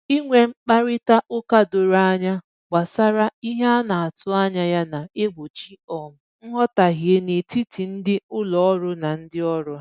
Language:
Igbo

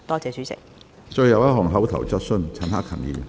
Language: Cantonese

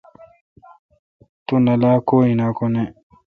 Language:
Kalkoti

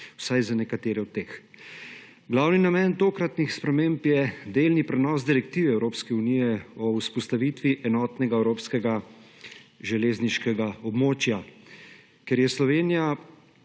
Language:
Slovenian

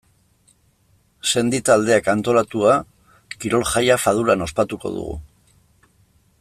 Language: Basque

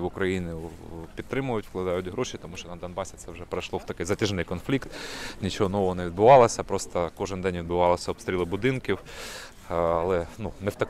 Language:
Ukrainian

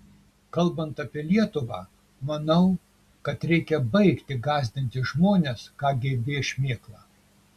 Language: Lithuanian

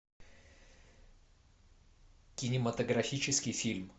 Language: Russian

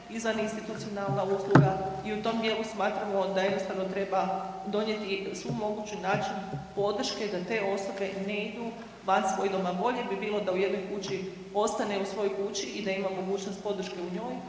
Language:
Croatian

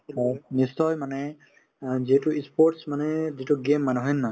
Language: Assamese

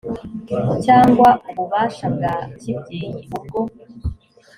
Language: Kinyarwanda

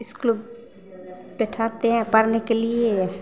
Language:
Maithili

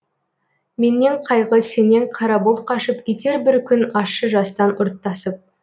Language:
Kazakh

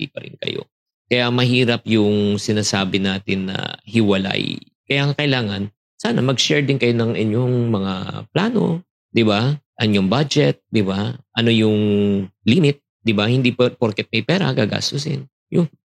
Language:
Filipino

